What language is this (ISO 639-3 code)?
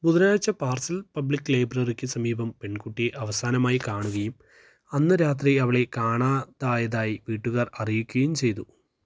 mal